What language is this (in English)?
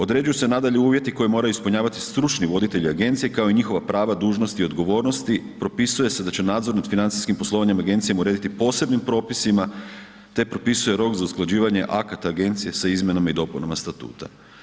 Croatian